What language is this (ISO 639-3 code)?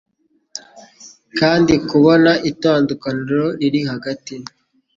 kin